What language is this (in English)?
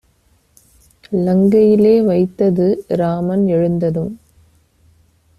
Tamil